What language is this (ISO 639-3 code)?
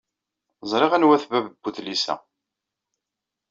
kab